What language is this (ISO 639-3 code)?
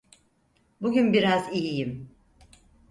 tur